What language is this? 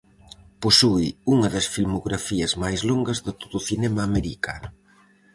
Galician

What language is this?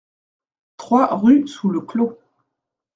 French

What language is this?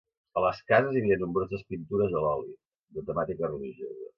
Catalan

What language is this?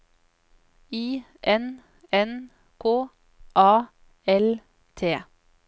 Norwegian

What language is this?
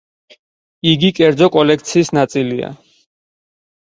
Georgian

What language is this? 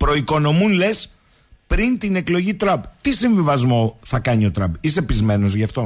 Greek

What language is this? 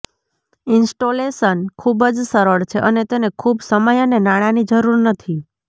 Gujarati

